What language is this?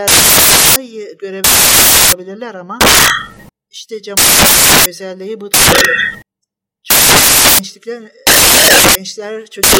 Turkish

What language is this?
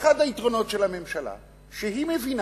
Hebrew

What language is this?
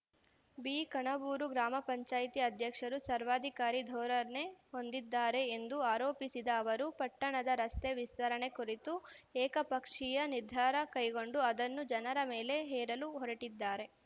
Kannada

